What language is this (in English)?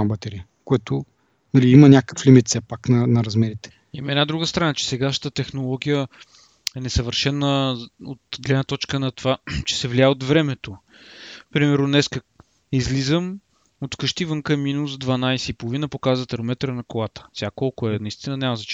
Bulgarian